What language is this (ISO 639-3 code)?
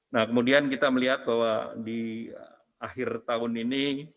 ind